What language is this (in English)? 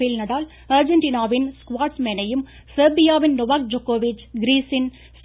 Tamil